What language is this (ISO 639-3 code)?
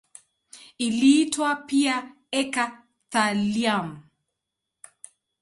swa